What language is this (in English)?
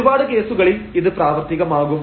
Malayalam